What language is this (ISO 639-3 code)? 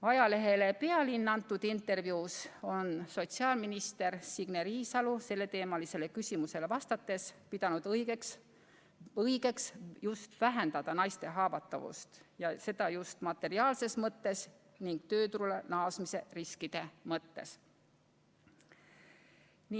est